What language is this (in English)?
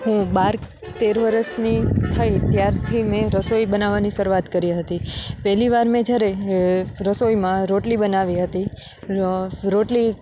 Gujarati